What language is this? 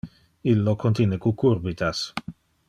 Interlingua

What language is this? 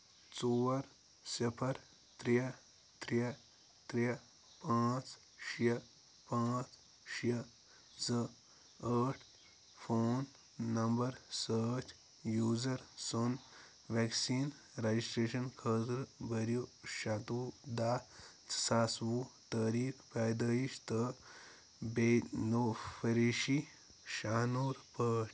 Kashmiri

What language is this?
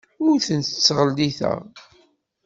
Kabyle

